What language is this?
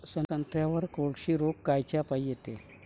Marathi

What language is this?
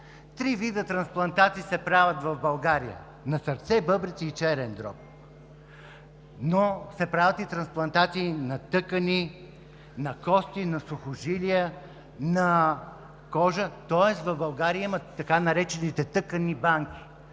Bulgarian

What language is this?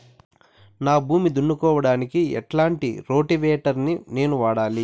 Telugu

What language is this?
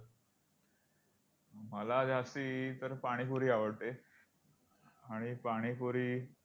Marathi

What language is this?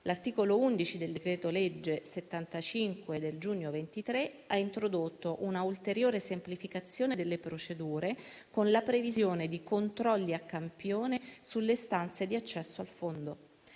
Italian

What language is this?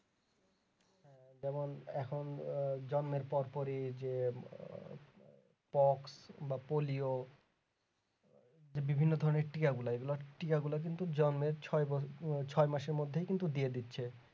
Bangla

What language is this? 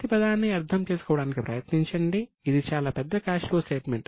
Telugu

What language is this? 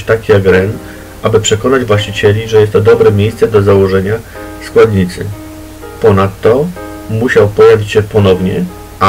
Polish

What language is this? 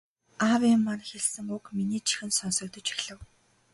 Mongolian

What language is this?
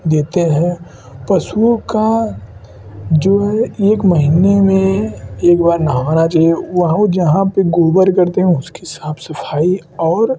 Hindi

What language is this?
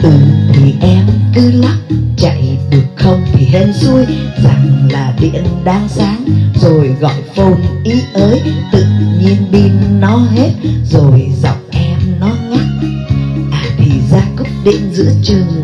Vietnamese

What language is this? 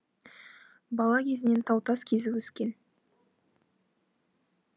Kazakh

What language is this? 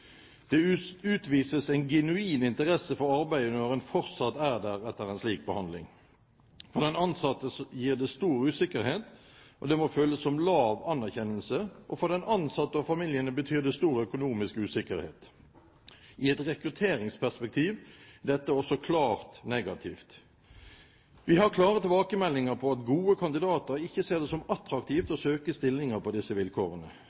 Norwegian Bokmål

